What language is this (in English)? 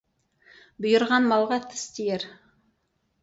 Kazakh